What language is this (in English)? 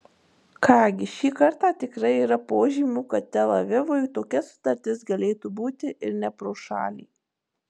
Lithuanian